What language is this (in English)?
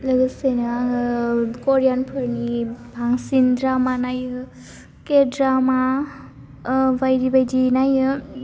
Bodo